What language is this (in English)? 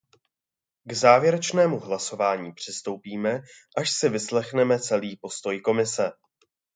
Czech